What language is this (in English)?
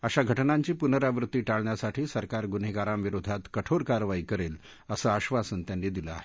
Marathi